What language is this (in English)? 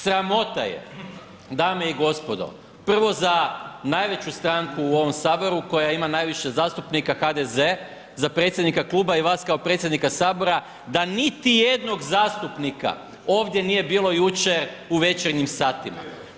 Croatian